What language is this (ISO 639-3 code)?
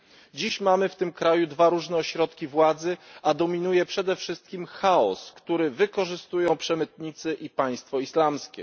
pol